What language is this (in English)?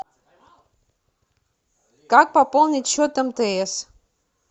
Russian